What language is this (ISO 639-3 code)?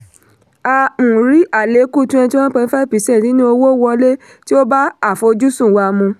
yor